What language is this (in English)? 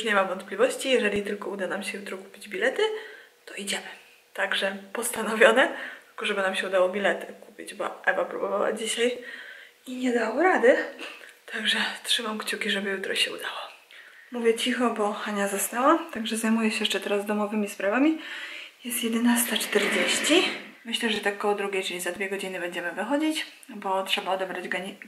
Polish